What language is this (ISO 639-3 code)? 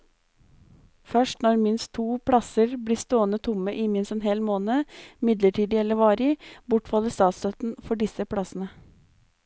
nor